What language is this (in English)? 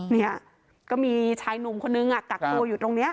Thai